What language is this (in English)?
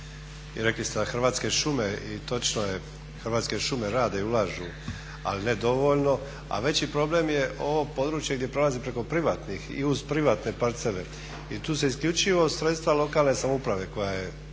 Croatian